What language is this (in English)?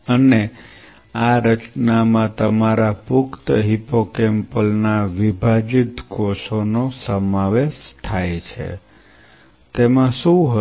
Gujarati